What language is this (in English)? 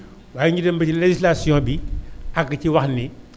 Wolof